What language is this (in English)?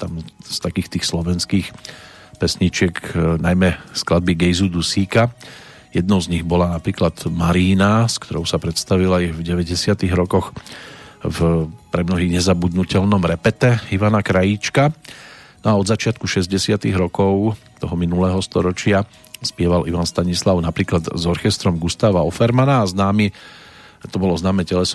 Slovak